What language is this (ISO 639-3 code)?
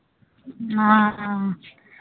mai